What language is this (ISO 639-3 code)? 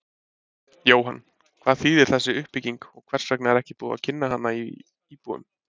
isl